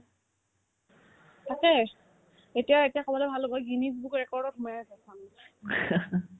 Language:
Assamese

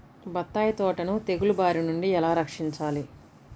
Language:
Telugu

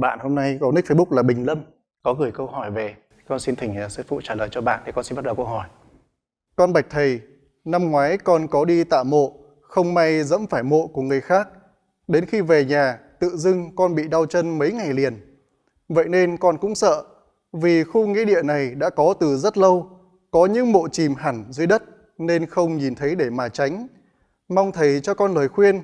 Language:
Vietnamese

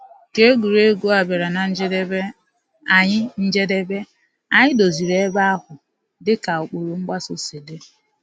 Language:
Igbo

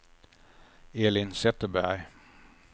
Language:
Swedish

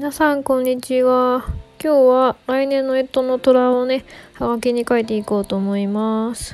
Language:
Japanese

